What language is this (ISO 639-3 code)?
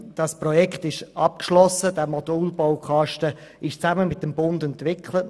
gsw